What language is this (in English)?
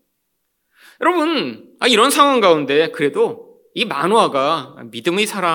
Korean